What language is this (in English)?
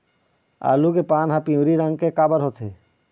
Chhattisgarhi